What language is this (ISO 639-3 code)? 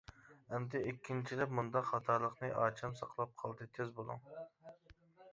uig